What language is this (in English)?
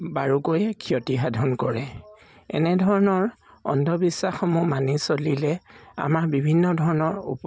Assamese